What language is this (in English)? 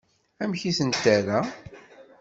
Kabyle